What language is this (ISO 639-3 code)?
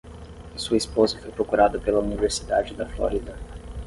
por